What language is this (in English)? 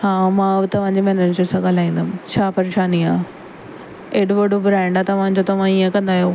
Sindhi